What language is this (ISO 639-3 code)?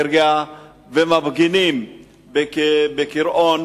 heb